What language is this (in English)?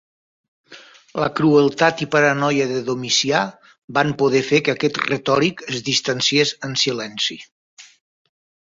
Catalan